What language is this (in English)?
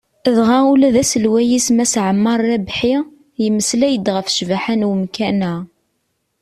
Kabyle